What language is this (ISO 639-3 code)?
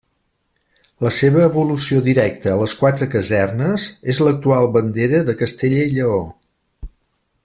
cat